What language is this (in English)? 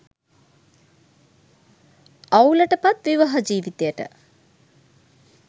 Sinhala